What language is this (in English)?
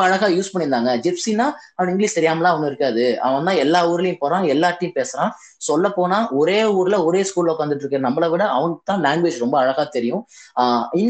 Tamil